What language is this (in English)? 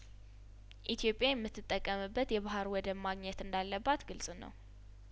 Amharic